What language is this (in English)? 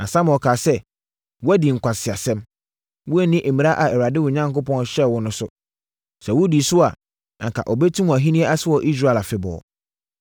Akan